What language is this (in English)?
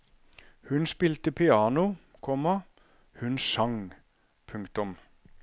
Norwegian